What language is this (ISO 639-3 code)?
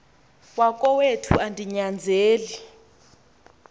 xho